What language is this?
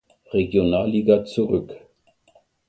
German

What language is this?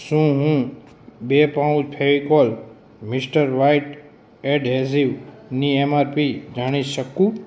Gujarati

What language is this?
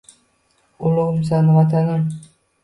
Uzbek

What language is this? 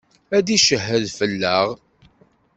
Kabyle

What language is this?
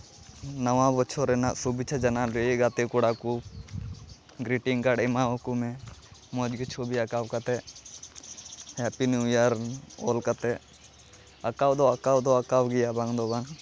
Santali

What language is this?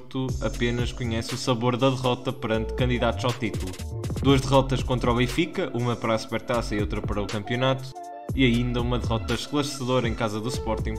Portuguese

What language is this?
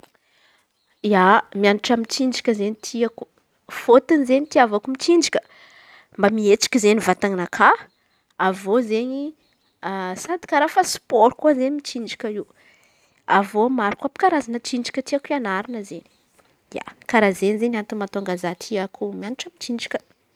Antankarana Malagasy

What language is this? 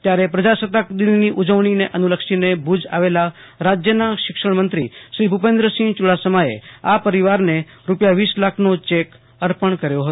Gujarati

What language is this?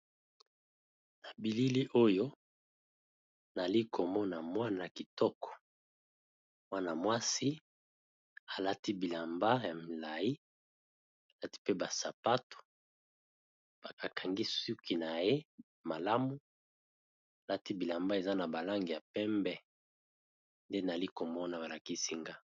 Lingala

